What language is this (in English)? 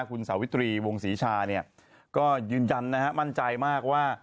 Thai